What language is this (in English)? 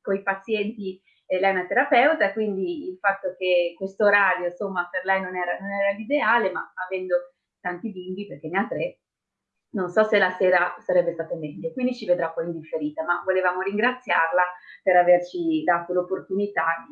Italian